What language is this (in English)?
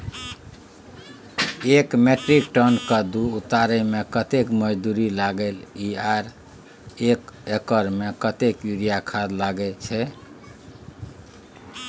Maithili